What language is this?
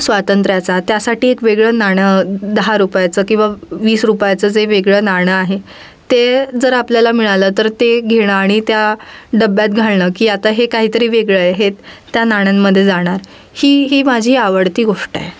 Marathi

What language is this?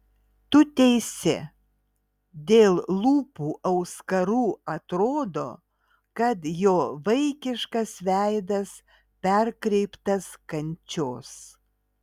Lithuanian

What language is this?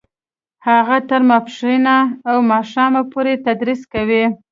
Pashto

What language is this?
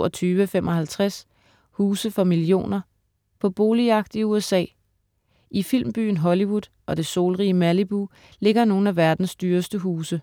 Danish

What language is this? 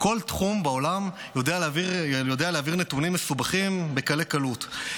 Hebrew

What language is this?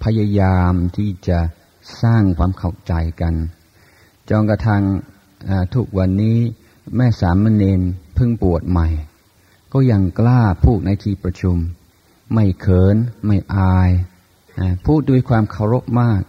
Thai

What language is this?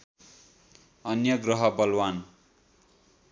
Nepali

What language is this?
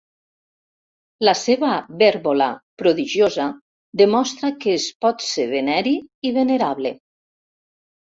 Catalan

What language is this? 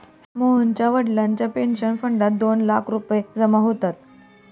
Marathi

